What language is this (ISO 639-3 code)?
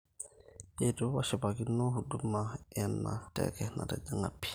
mas